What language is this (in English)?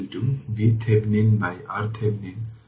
Bangla